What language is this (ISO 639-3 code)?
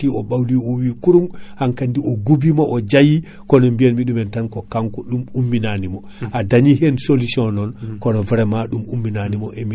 ful